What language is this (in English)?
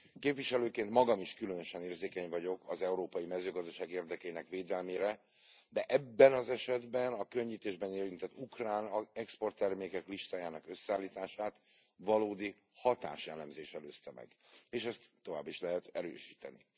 Hungarian